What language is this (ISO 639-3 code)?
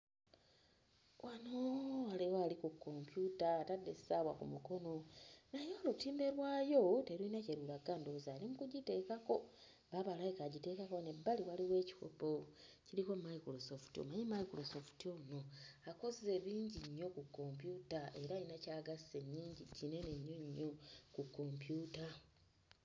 lug